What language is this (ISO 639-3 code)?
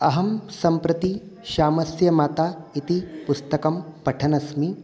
san